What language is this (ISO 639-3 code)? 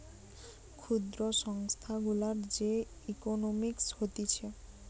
ben